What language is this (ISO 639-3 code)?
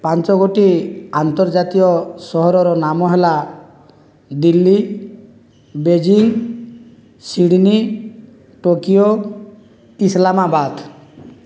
ori